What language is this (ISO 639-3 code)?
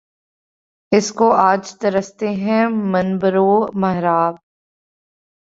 urd